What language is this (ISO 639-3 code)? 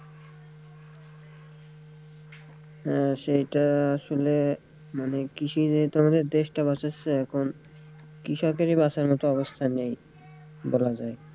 ben